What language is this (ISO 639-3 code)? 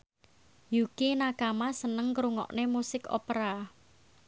jav